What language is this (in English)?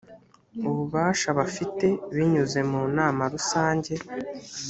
Kinyarwanda